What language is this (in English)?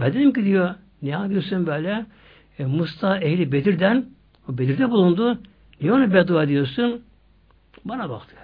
Turkish